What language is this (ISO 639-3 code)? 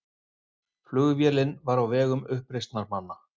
isl